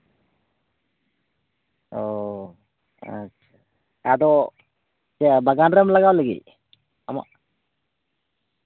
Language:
Santali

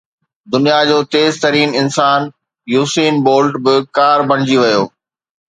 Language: Sindhi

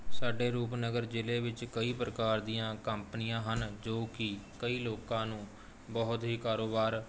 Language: Punjabi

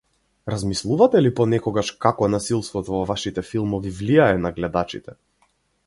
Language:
Macedonian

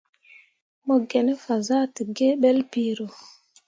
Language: Mundang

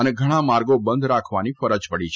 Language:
Gujarati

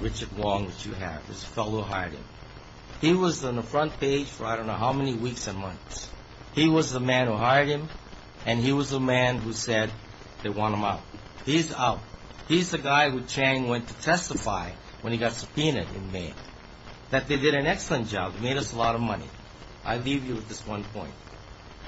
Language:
English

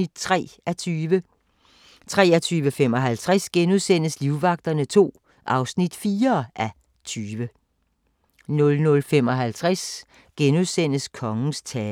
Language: Danish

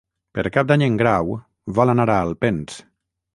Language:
Catalan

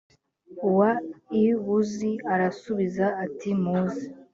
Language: Kinyarwanda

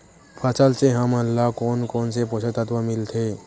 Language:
Chhattisgarhi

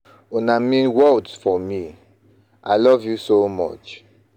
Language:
Nigerian Pidgin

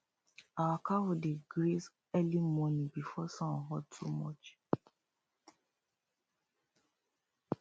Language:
Nigerian Pidgin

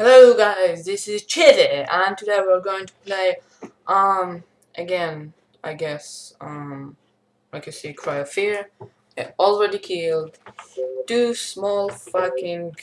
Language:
English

